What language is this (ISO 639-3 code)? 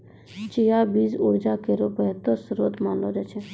mai